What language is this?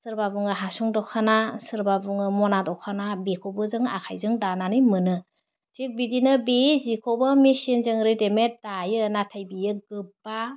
Bodo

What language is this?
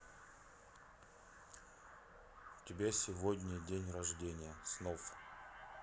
Russian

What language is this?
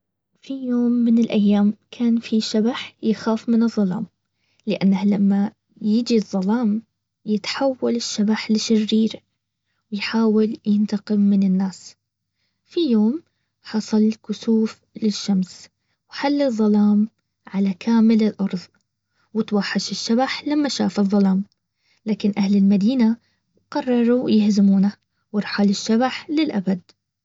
Baharna Arabic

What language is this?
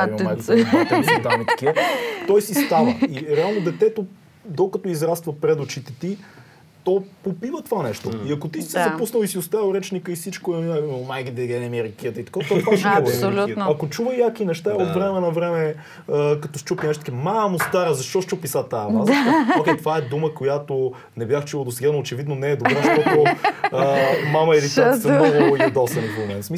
Bulgarian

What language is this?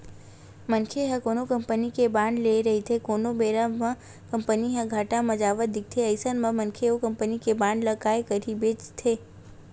Chhattisgarhi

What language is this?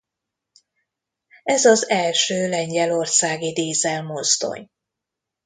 Hungarian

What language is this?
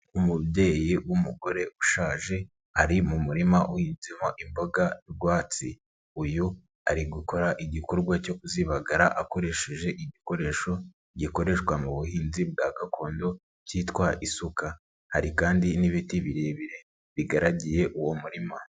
Kinyarwanda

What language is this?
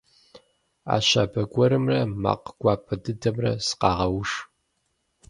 Kabardian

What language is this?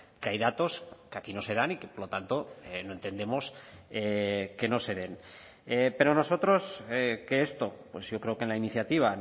Spanish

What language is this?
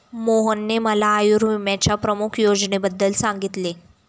Marathi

